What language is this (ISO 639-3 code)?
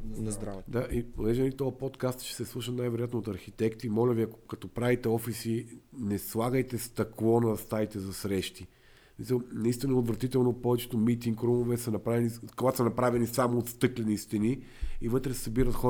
bul